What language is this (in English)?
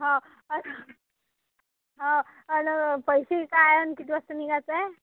Marathi